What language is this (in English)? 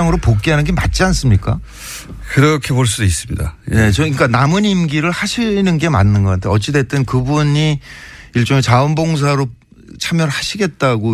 Korean